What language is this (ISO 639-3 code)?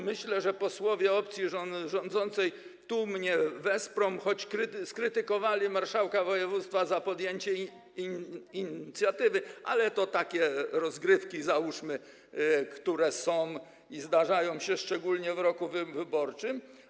pol